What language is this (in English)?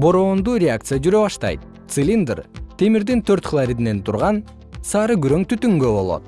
Kyrgyz